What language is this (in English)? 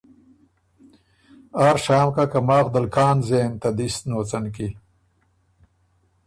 Ormuri